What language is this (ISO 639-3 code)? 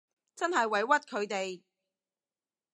yue